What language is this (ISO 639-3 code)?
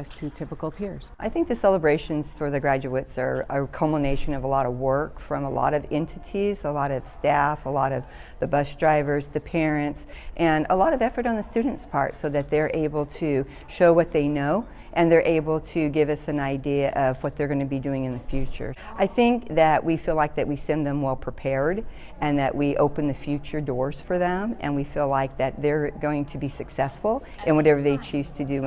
eng